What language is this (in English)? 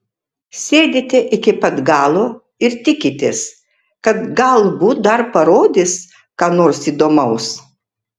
Lithuanian